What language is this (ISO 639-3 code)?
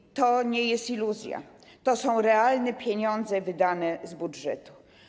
pol